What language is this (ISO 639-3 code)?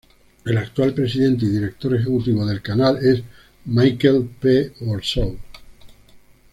spa